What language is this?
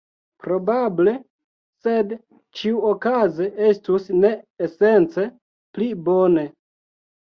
Esperanto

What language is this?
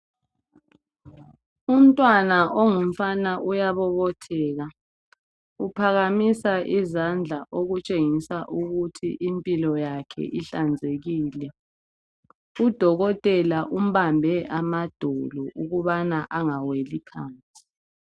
North Ndebele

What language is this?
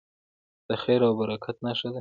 Pashto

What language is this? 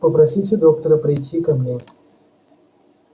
Russian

